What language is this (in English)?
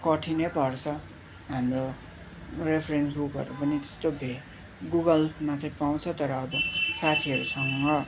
Nepali